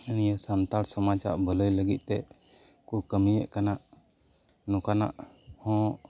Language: Santali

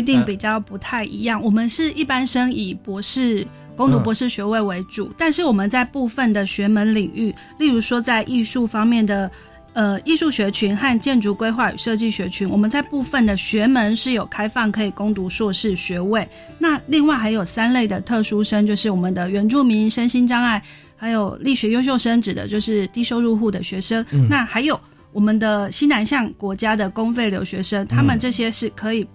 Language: Chinese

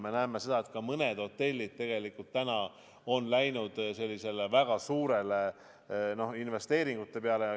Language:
Estonian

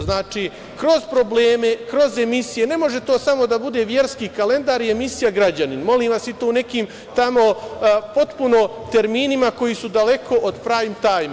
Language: Serbian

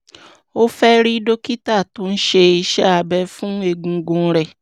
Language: Yoruba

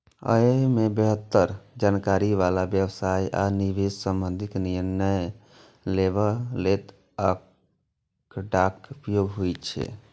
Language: Maithili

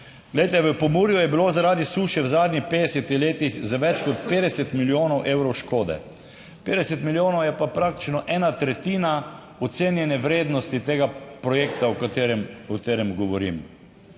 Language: Slovenian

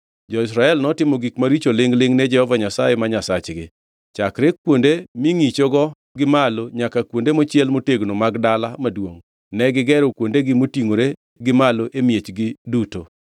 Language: Luo (Kenya and Tanzania)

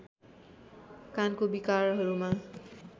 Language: Nepali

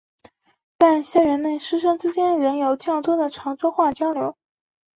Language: Chinese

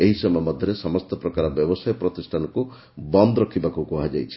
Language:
Odia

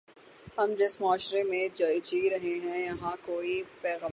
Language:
Urdu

